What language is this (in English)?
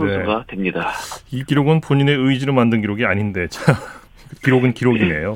Korean